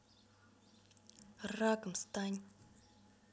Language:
Russian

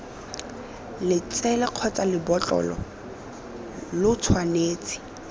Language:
Tswana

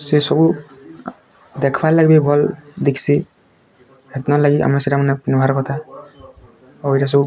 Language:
Odia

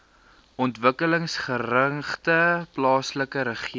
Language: Afrikaans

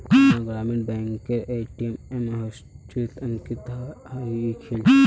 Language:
Magahi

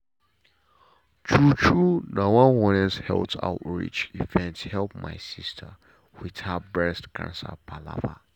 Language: Nigerian Pidgin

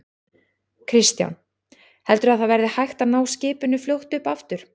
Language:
Icelandic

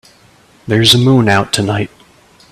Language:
English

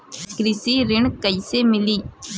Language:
Bhojpuri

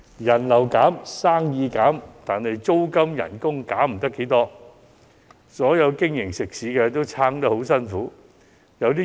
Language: Cantonese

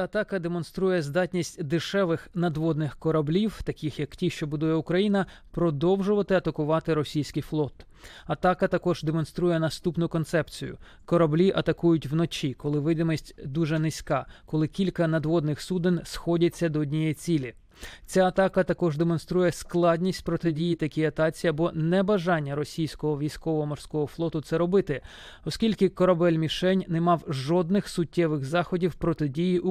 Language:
Ukrainian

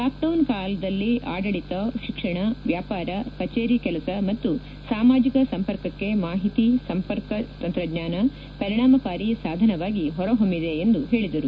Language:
Kannada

